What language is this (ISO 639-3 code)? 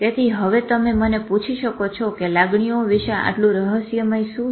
guj